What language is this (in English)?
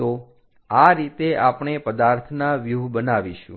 Gujarati